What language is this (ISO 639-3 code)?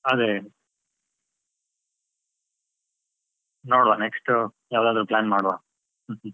kan